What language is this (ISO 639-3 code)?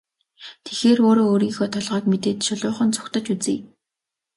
mon